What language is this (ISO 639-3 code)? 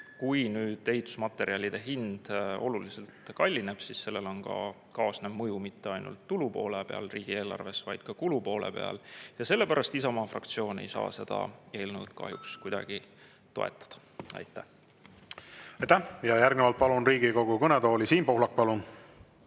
est